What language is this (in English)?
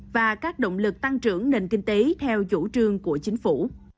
Vietnamese